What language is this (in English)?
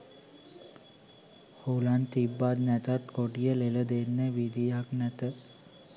Sinhala